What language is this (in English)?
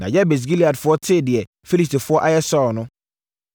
Akan